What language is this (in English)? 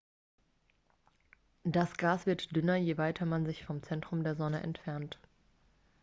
German